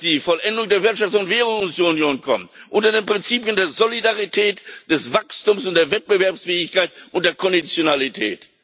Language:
German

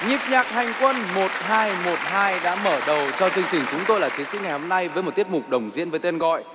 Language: Vietnamese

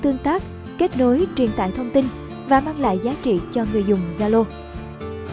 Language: Vietnamese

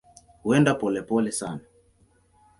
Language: Swahili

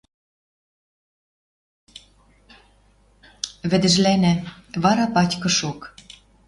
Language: Western Mari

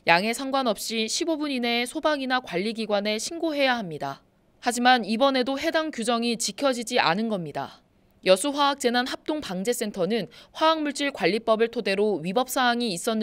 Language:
Korean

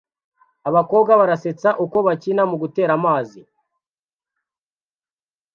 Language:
Kinyarwanda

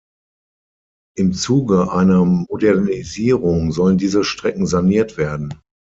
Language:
German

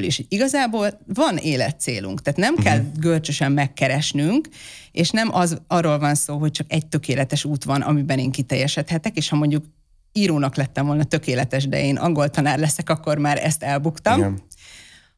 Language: Hungarian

